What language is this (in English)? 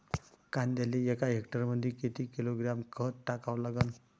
Marathi